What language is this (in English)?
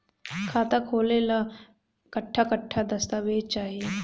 Bhojpuri